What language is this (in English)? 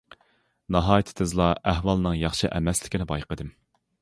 Uyghur